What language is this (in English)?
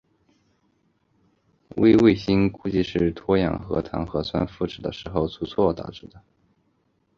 Chinese